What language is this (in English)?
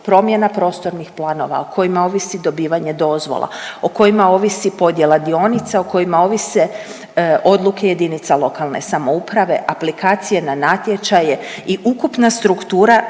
Croatian